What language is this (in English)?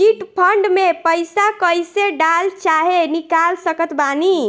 Bhojpuri